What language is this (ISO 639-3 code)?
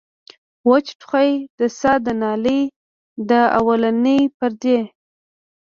pus